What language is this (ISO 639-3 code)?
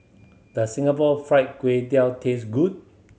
eng